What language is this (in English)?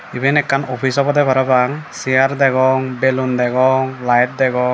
Chakma